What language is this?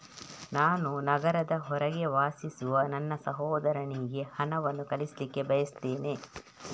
Kannada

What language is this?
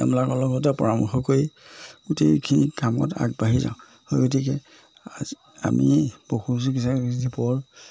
Assamese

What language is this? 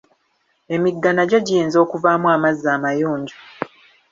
Ganda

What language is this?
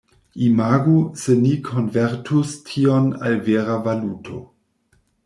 Esperanto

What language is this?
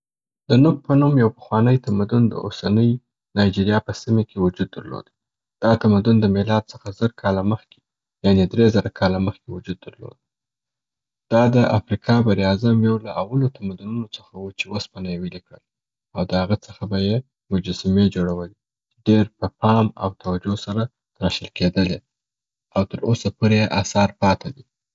Southern Pashto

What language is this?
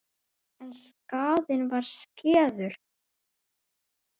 Icelandic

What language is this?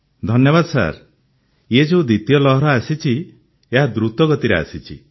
Odia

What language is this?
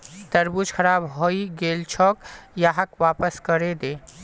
Magahi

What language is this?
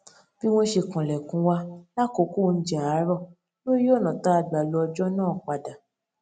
Yoruba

